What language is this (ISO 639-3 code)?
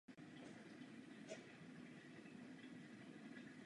ces